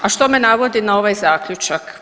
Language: Croatian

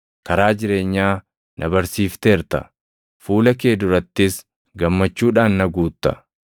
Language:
Oromo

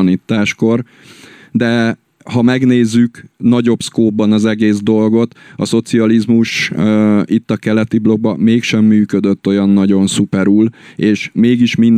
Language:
Hungarian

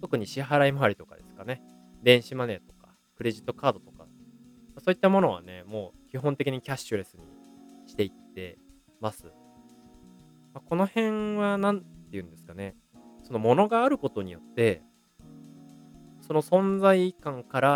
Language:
Japanese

